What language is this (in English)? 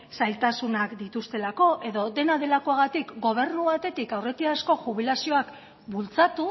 Basque